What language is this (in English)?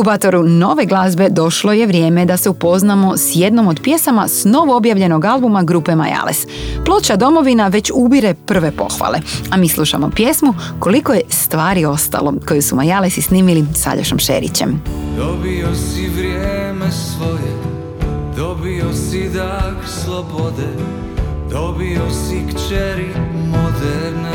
Croatian